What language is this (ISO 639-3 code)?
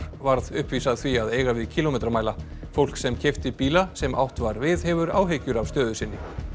isl